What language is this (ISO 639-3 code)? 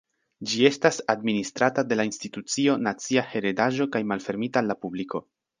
epo